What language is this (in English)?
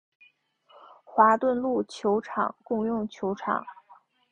Chinese